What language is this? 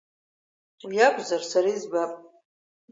Abkhazian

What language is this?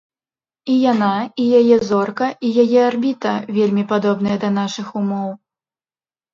Belarusian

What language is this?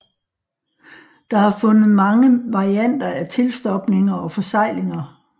Danish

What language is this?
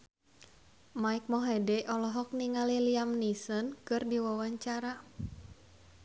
Sundanese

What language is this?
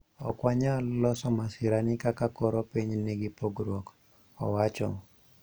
Luo (Kenya and Tanzania)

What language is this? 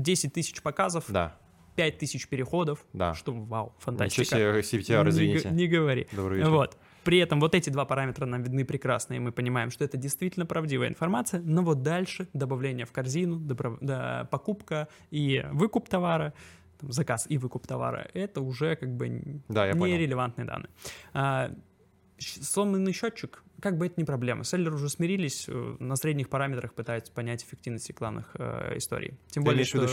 Russian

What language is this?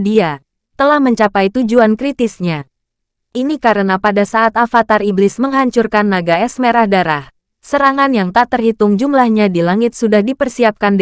Indonesian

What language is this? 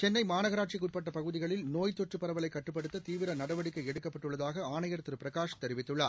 Tamil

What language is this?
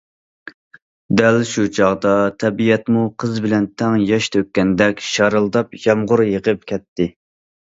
Uyghur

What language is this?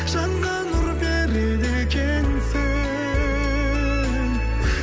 Kazakh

